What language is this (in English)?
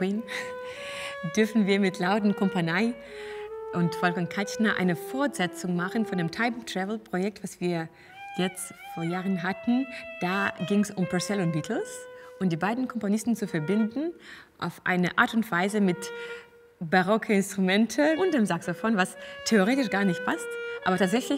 German